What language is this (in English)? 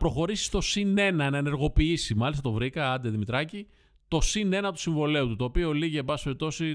Greek